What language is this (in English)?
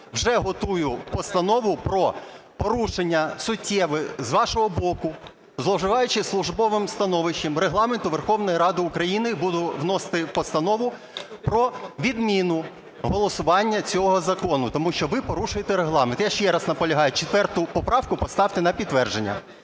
Ukrainian